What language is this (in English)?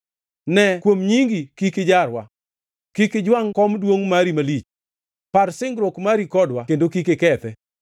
Luo (Kenya and Tanzania)